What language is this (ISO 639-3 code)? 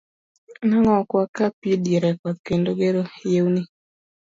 luo